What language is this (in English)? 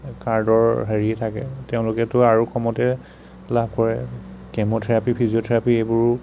Assamese